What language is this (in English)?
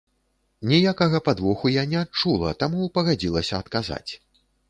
Belarusian